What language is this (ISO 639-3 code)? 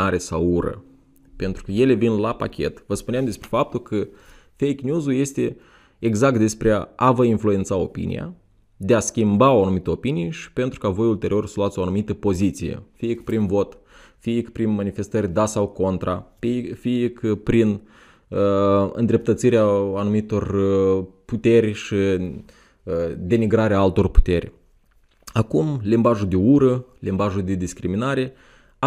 ron